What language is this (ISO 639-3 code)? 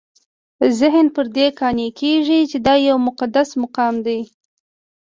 pus